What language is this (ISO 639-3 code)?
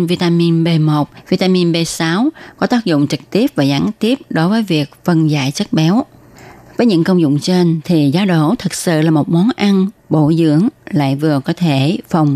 vie